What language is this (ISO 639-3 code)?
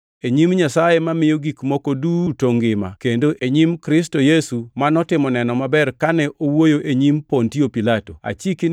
luo